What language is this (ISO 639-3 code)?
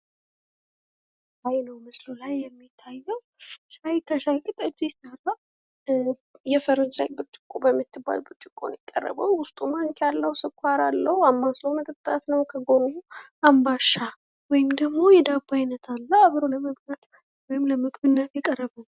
amh